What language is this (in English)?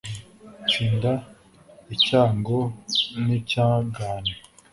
Kinyarwanda